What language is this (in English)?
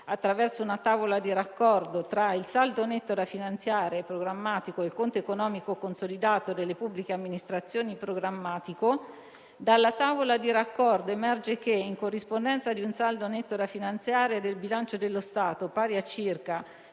Italian